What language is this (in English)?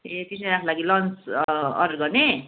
Nepali